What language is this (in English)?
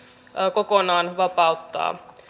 Finnish